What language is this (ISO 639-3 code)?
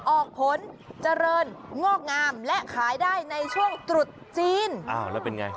tha